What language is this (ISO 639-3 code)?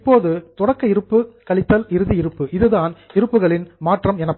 tam